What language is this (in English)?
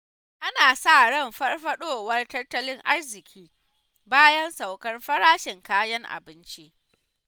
Hausa